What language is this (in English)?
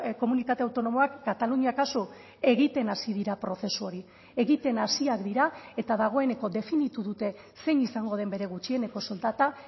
Basque